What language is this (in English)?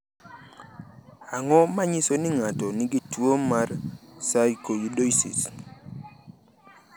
Luo (Kenya and Tanzania)